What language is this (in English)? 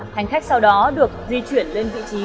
Vietnamese